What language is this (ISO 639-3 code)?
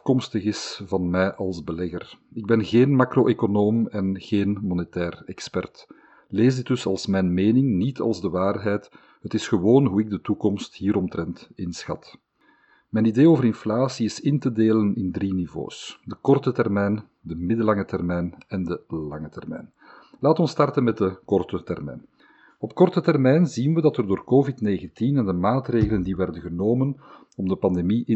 nld